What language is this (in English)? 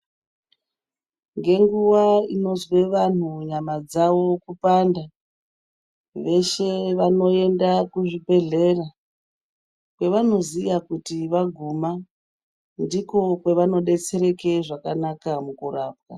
Ndau